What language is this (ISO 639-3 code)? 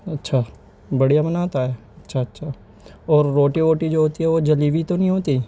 urd